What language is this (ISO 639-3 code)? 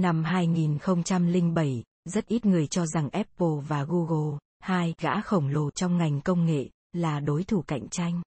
vie